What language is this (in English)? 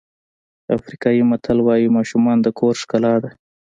Pashto